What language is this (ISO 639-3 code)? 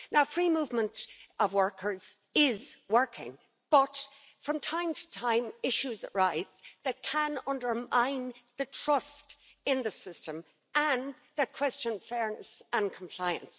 eng